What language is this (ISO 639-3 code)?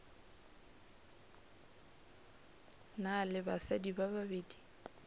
nso